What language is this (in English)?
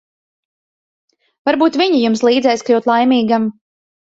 Latvian